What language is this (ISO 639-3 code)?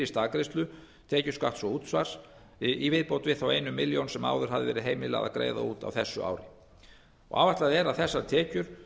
isl